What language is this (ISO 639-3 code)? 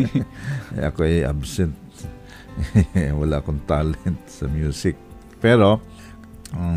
fil